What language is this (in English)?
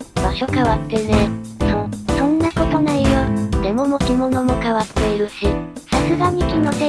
Japanese